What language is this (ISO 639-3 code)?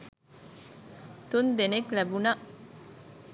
sin